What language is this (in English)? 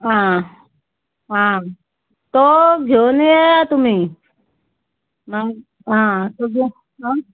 Konkani